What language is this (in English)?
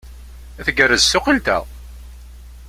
Kabyle